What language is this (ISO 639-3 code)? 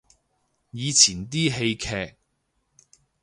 yue